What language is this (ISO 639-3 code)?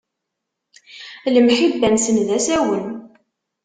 kab